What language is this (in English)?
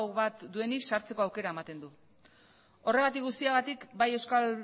Basque